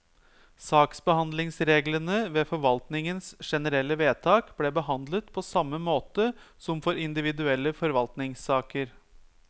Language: Norwegian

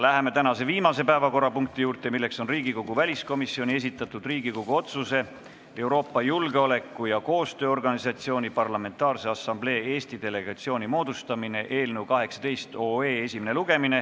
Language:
Estonian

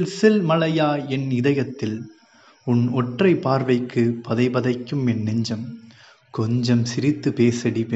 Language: Tamil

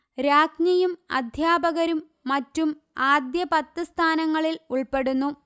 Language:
Malayalam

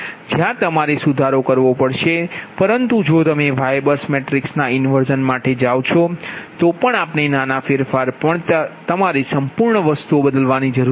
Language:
Gujarati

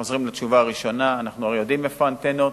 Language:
Hebrew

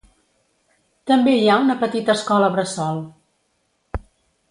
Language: Catalan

